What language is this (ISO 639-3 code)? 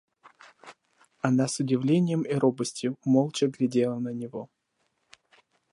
rus